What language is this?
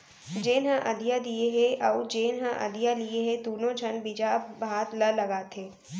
Chhattisgarhi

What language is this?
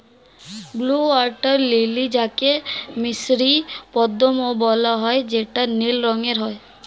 Bangla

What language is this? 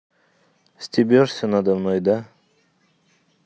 Russian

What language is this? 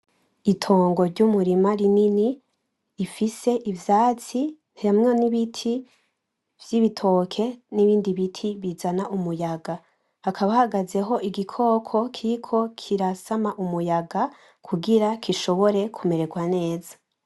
Rundi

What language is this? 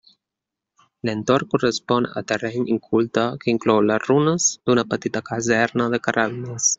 Catalan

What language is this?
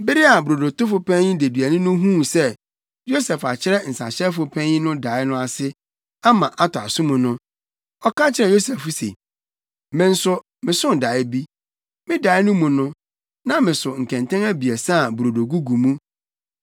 Akan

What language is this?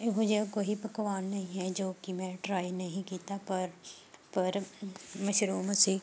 Punjabi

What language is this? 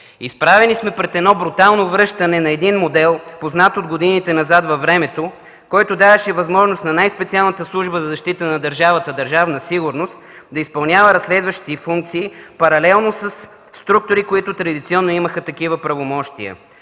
Bulgarian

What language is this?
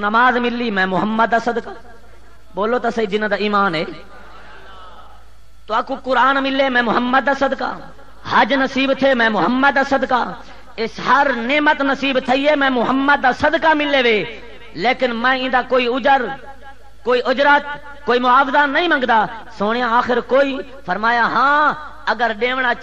Hindi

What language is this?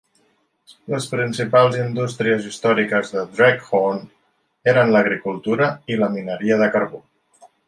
Catalan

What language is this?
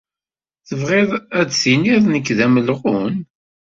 Kabyle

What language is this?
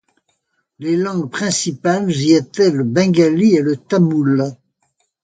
French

